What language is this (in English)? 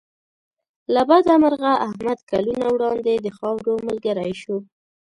Pashto